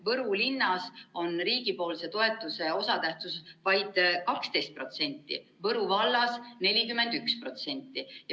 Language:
Estonian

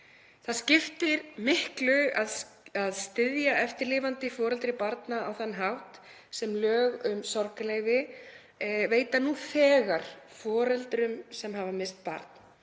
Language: Icelandic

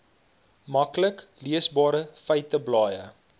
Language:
Afrikaans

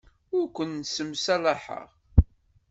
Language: Kabyle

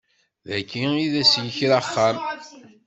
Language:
Kabyle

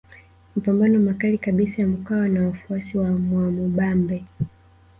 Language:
Swahili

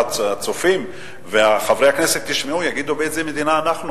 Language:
Hebrew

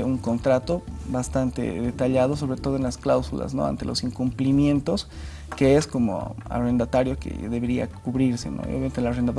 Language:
Spanish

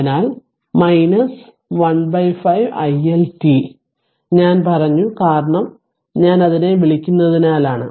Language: Malayalam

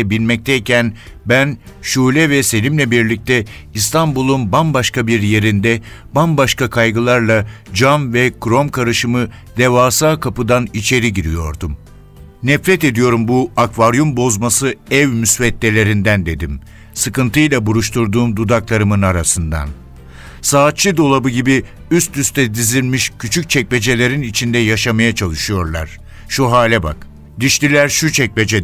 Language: Turkish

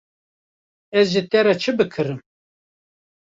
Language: Kurdish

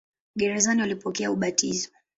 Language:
Swahili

